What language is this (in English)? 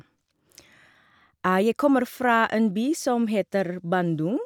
Norwegian